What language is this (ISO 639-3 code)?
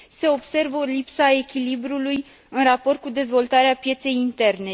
ron